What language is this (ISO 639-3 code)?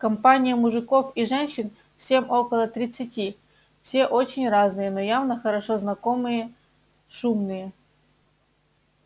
rus